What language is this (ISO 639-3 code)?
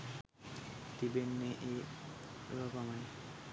sin